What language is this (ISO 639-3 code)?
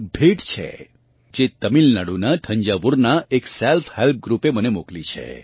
guj